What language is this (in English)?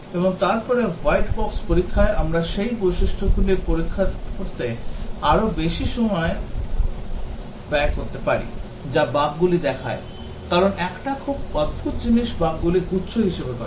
Bangla